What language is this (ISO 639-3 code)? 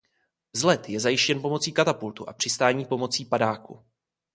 ces